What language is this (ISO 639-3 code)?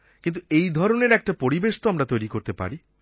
ben